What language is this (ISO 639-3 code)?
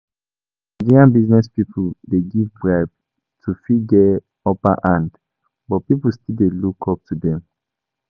pcm